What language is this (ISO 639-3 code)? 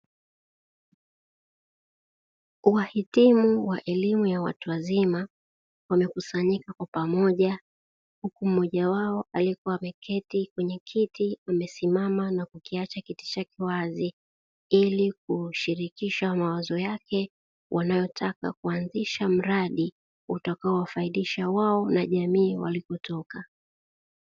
swa